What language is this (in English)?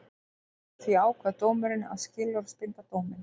Icelandic